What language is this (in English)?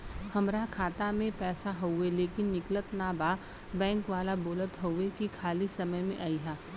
Bhojpuri